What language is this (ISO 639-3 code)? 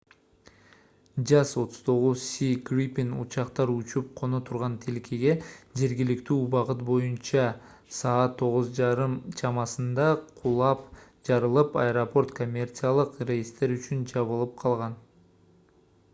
kir